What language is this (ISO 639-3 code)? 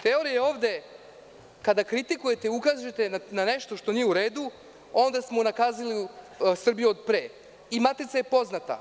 srp